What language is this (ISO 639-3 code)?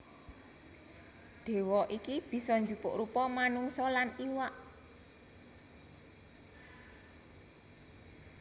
jav